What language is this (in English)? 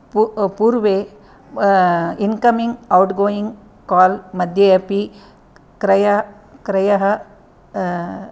Sanskrit